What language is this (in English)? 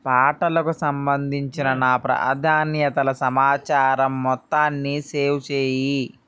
Telugu